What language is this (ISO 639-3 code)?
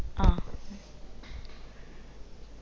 mal